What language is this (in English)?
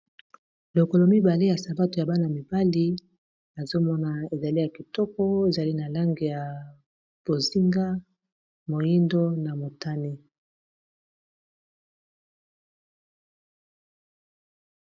Lingala